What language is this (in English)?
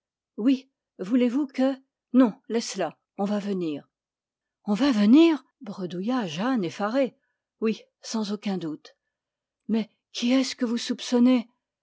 French